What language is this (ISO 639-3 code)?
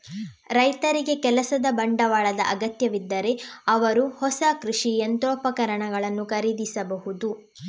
kan